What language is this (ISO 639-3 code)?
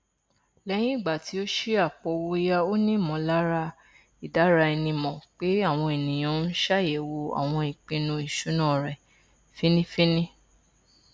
yor